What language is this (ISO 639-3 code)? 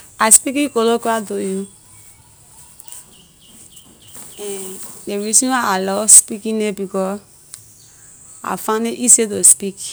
lir